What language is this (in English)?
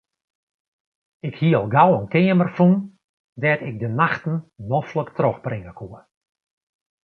Western Frisian